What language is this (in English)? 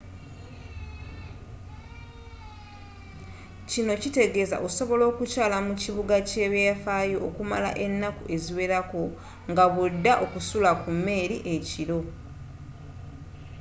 Ganda